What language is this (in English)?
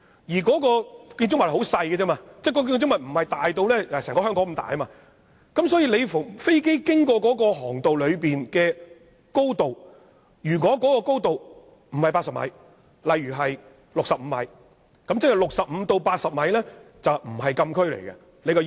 Cantonese